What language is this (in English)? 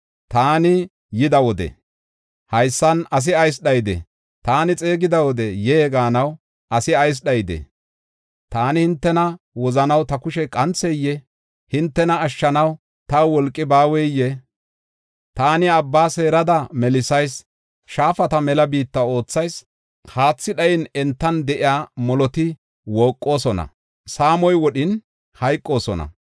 Gofa